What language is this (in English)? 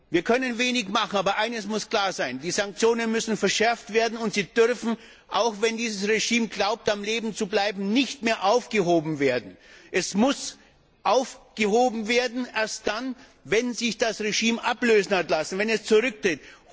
German